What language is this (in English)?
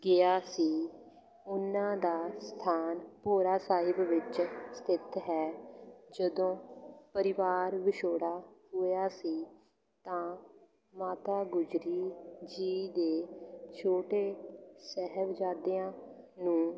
Punjabi